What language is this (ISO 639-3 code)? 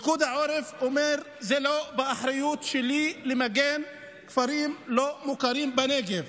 heb